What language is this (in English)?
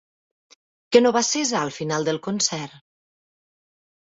Catalan